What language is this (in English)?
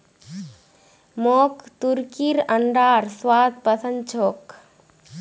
Magahi